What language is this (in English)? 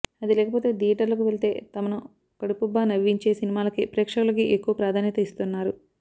Telugu